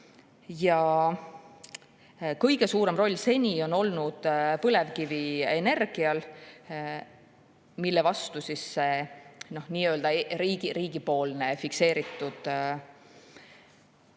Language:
Estonian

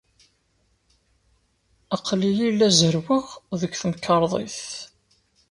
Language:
Kabyle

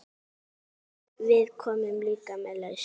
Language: Icelandic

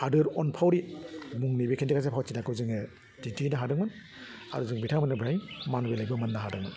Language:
Bodo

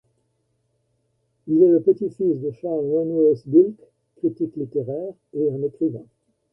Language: French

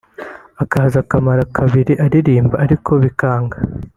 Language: Kinyarwanda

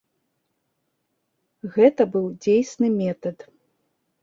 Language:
Belarusian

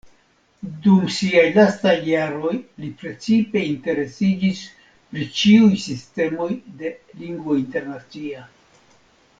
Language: Esperanto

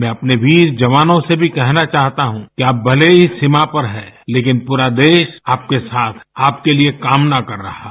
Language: Hindi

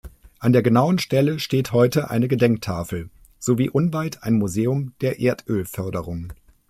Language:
German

